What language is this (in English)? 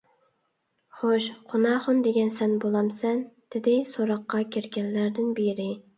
Uyghur